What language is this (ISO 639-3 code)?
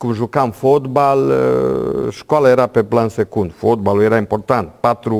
ron